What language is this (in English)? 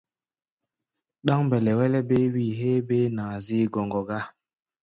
Gbaya